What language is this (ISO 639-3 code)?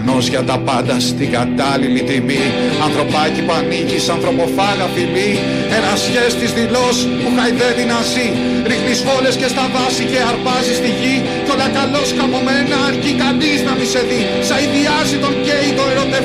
ell